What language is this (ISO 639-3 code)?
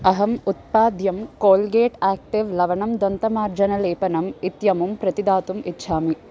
san